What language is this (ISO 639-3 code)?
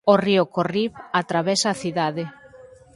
glg